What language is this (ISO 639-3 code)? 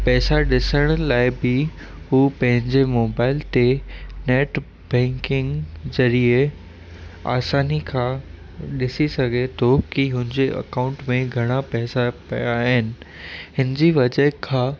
snd